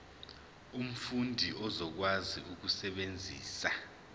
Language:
Zulu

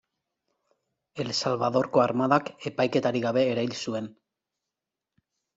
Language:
Basque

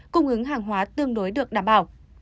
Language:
Vietnamese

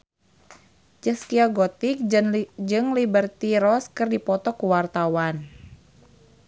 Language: Sundanese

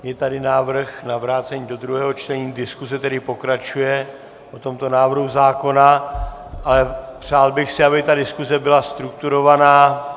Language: Czech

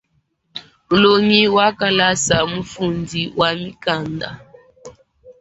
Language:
Luba-Lulua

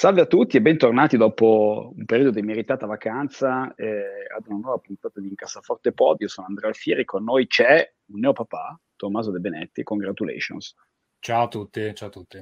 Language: Italian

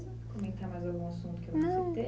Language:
Portuguese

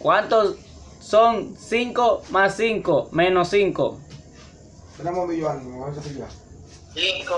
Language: Spanish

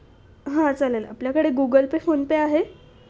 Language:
Marathi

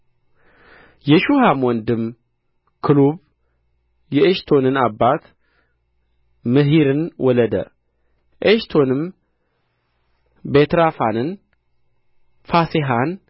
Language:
Amharic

